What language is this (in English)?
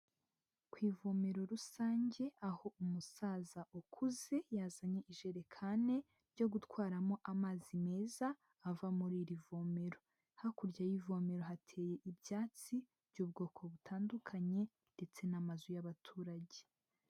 Kinyarwanda